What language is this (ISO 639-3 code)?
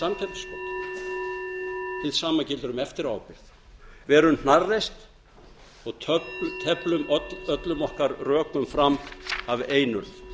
isl